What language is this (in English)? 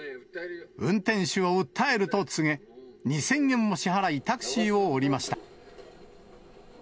Japanese